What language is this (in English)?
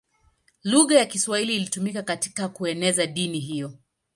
Swahili